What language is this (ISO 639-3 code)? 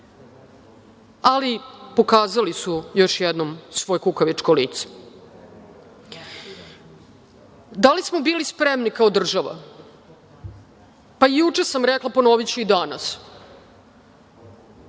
srp